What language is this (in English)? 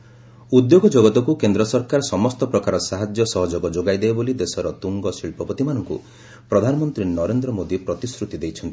Odia